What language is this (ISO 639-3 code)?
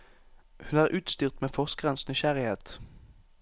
nor